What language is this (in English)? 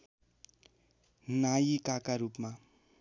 Nepali